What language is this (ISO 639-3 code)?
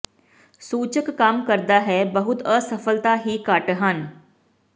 pan